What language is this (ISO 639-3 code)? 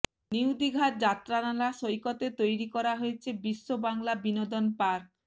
ben